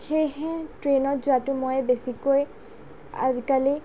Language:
Assamese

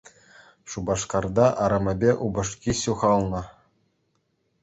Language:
Chuvash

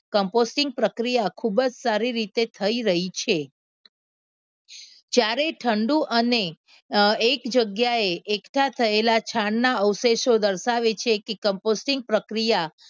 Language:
Gujarati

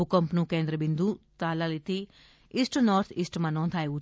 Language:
Gujarati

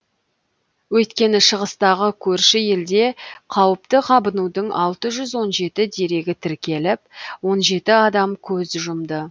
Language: Kazakh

